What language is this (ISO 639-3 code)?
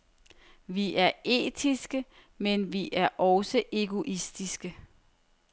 dan